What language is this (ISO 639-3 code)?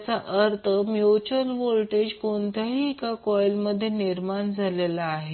mar